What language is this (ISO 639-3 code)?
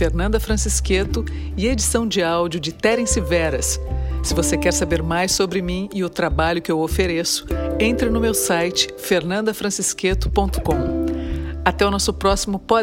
por